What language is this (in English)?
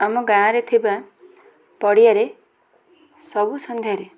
Odia